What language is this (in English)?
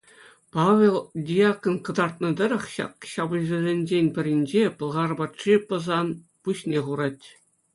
Chuvash